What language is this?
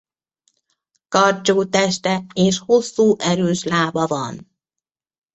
Hungarian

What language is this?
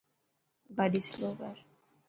Dhatki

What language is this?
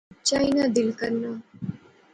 Pahari-Potwari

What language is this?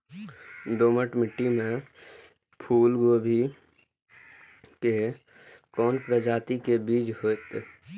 Maithili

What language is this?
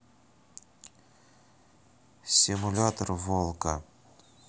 Russian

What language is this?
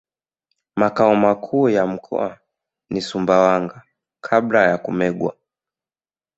Swahili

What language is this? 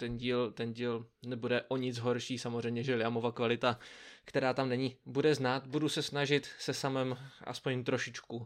Czech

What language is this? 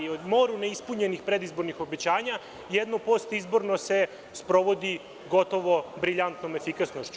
Serbian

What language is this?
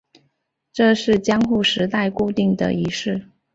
Chinese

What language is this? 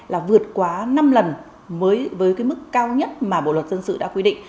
Vietnamese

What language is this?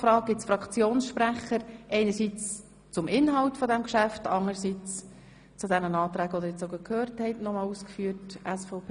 Swiss German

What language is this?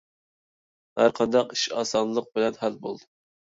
Uyghur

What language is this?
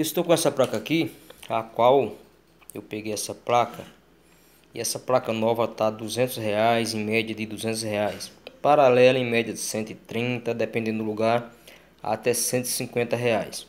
Portuguese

